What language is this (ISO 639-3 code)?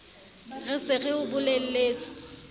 sot